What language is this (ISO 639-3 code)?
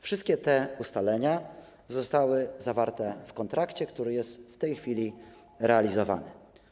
pol